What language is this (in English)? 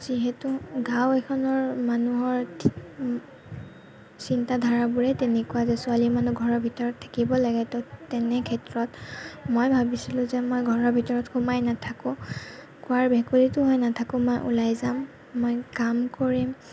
Assamese